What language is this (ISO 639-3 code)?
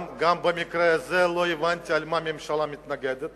heb